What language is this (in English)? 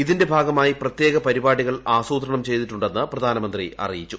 Malayalam